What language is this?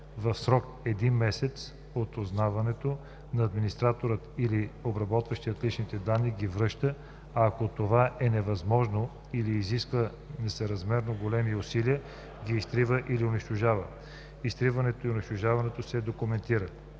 Bulgarian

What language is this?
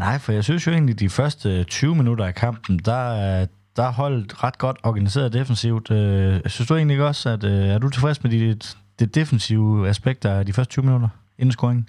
Danish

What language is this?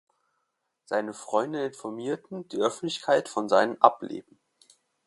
German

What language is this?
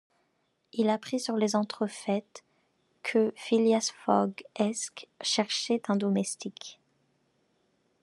French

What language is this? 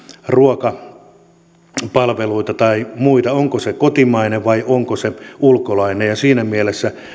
Finnish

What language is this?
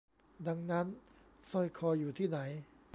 Thai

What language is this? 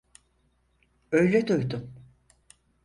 Turkish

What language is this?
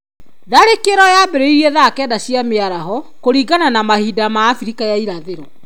Kikuyu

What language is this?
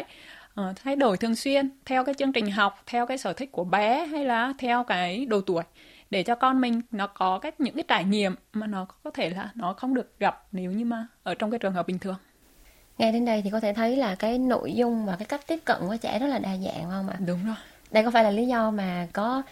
Vietnamese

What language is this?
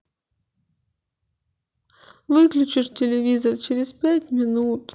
Russian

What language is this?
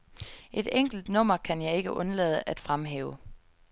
Danish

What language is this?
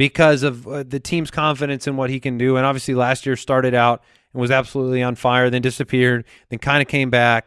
English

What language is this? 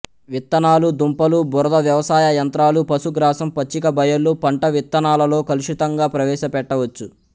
Telugu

